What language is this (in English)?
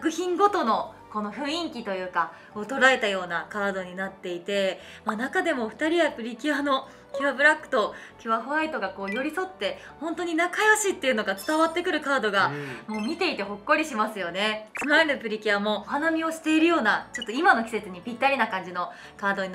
Japanese